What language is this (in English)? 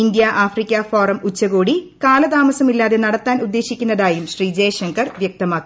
Malayalam